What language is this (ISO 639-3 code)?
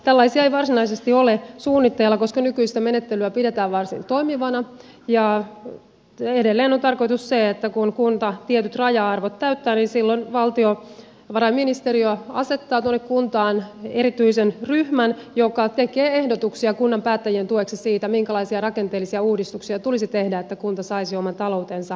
fin